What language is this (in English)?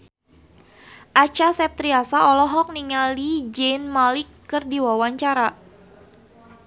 Sundanese